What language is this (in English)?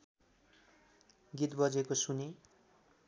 Nepali